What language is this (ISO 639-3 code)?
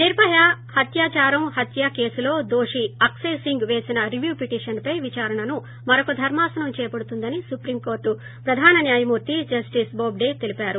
tel